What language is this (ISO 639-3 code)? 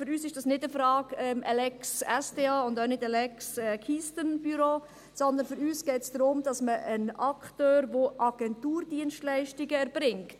gsw